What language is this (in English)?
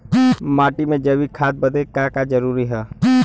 Bhojpuri